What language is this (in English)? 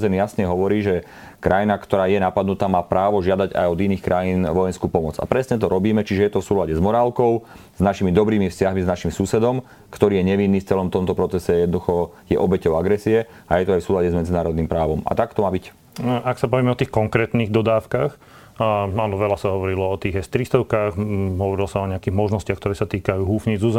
Slovak